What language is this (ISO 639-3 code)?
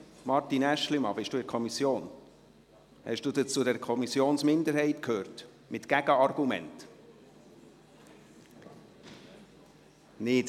gsw